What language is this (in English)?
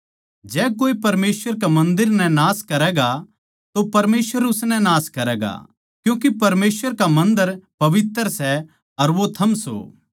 Haryanvi